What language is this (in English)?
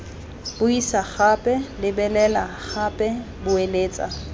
Tswana